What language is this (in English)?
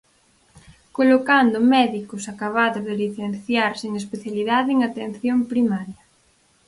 Galician